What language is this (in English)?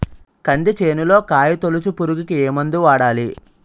Telugu